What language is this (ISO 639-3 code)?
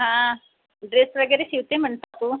mar